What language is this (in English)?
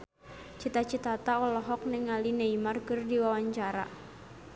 Sundanese